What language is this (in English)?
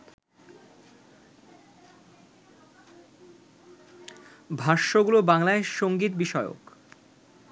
Bangla